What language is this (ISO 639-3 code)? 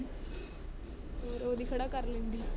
pan